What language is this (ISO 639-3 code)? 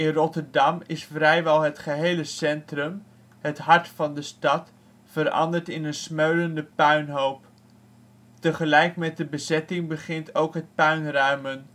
nld